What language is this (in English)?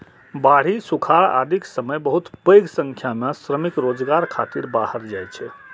Maithili